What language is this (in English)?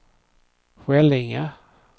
Swedish